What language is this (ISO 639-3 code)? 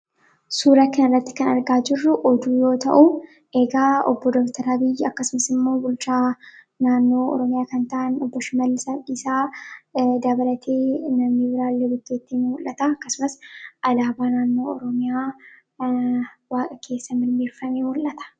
orm